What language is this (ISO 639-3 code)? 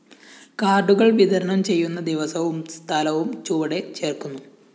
mal